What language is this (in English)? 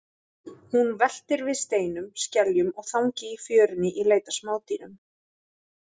Icelandic